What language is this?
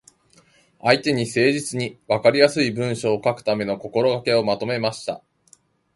Japanese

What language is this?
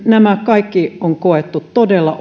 Finnish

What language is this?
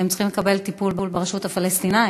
Hebrew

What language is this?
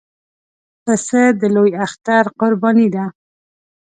Pashto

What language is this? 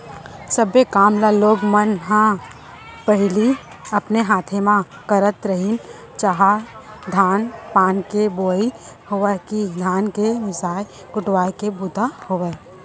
Chhattisgarhi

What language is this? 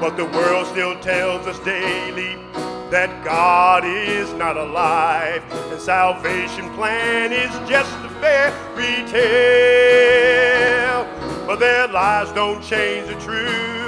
English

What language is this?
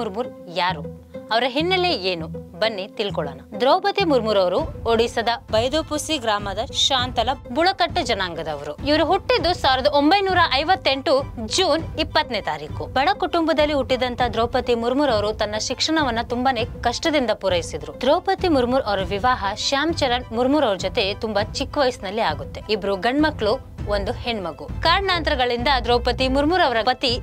Hindi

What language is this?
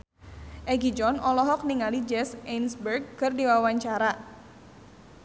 Sundanese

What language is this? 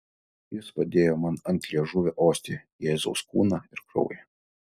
Lithuanian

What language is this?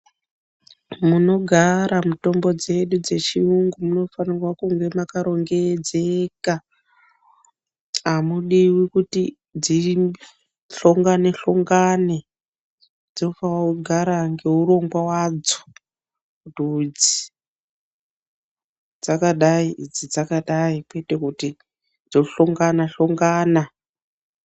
Ndau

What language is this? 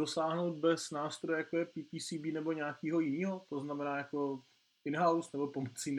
Czech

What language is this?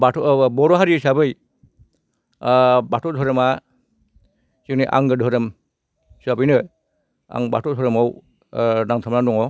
Bodo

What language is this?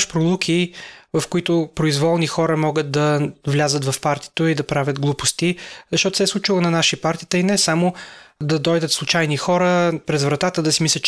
Bulgarian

